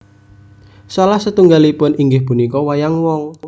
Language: Javanese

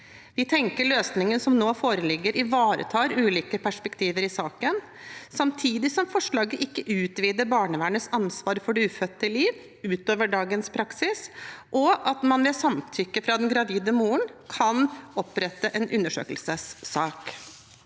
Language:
Norwegian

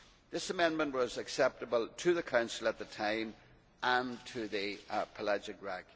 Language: English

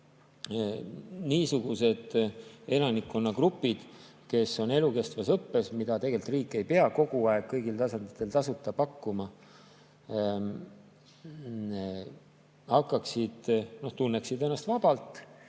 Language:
Estonian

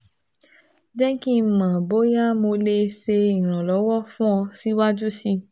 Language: Yoruba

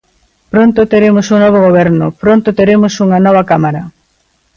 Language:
Galician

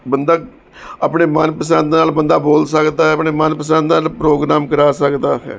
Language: Punjabi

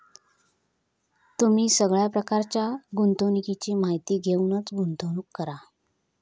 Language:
Marathi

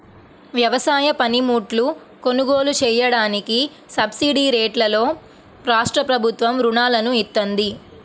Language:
Telugu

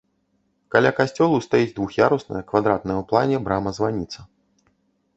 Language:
Belarusian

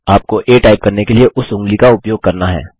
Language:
Hindi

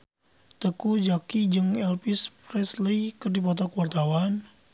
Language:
Sundanese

